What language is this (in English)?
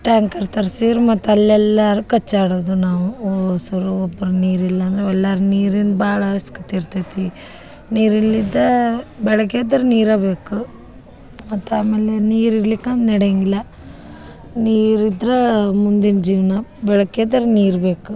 Kannada